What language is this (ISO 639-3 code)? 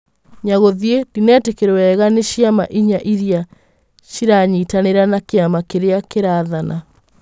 kik